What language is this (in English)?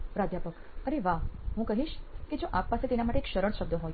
Gujarati